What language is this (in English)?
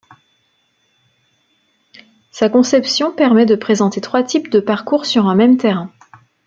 French